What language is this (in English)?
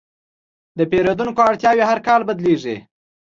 Pashto